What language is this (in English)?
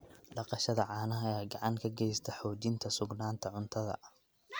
Somali